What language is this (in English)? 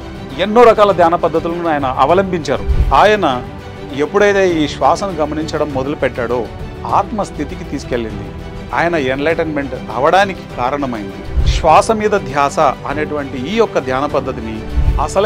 Hindi